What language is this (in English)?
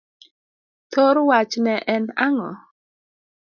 Luo (Kenya and Tanzania)